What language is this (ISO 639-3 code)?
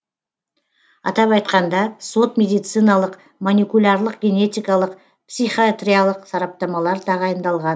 kaz